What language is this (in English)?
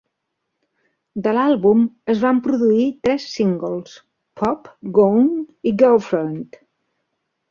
Catalan